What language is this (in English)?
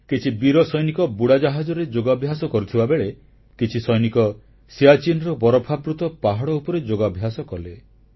Odia